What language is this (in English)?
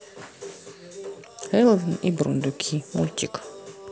Russian